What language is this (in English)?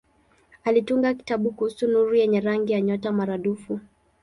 Swahili